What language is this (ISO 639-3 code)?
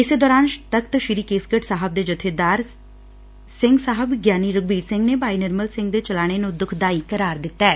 pan